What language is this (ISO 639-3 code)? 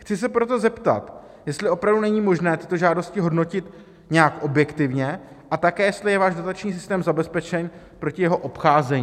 ces